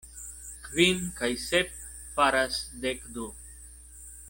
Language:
Esperanto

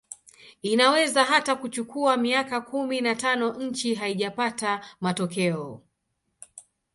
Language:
Swahili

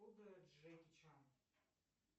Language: Russian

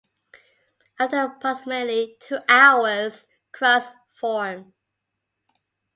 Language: English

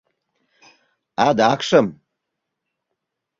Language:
Mari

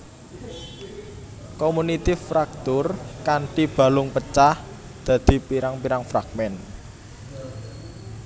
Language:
Javanese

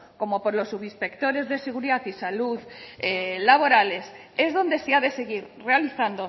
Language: Spanish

